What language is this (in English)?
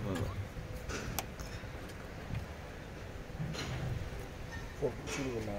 French